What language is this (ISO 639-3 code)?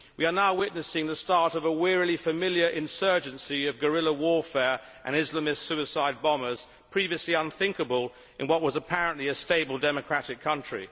eng